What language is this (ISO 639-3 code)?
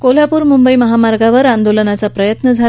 mar